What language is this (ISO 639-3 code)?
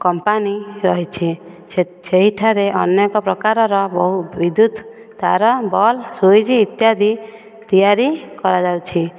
ori